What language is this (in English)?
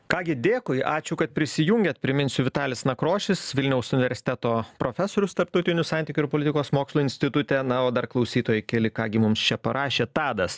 Lithuanian